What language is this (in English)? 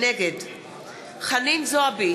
Hebrew